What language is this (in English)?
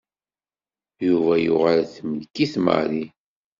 Kabyle